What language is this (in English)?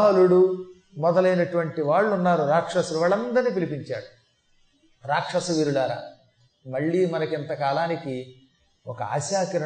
Telugu